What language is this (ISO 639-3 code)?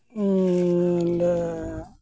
sat